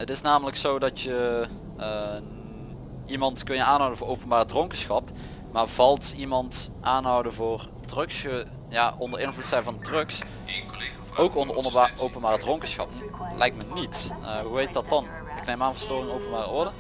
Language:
Dutch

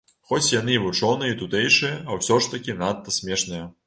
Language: Belarusian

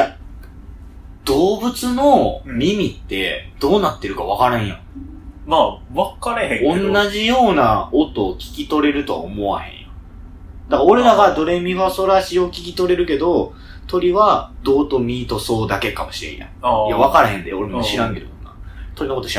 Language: Japanese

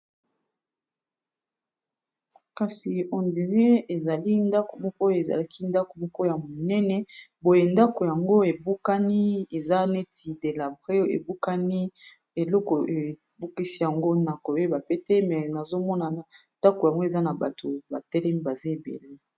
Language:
Lingala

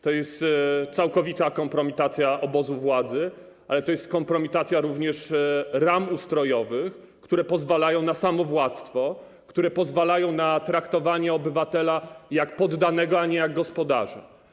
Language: Polish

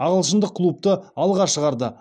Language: Kazakh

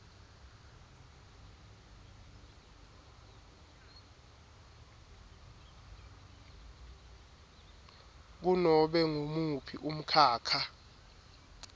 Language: Swati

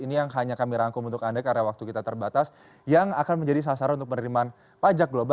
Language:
Indonesian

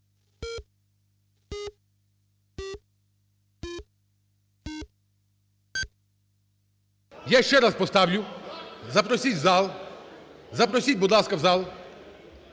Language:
Ukrainian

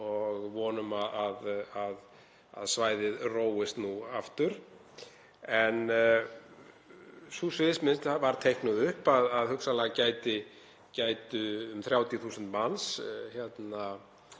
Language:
Icelandic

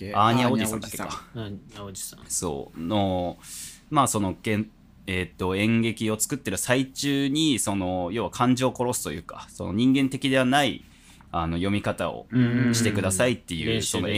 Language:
Japanese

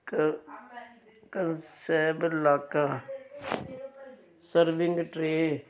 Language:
Punjabi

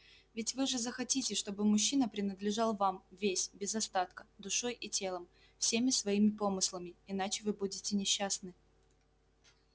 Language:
Russian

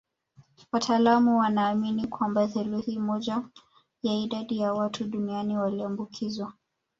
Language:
Swahili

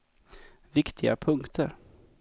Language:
Swedish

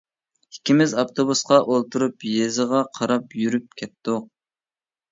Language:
Uyghur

